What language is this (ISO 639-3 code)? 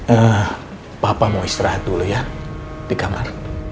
ind